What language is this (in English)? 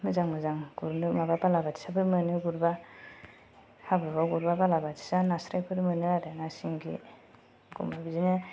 Bodo